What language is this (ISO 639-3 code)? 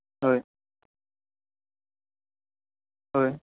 asm